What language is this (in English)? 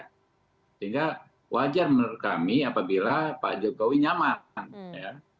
Indonesian